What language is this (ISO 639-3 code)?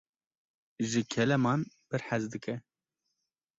kur